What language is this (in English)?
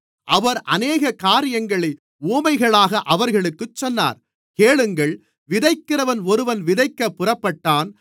Tamil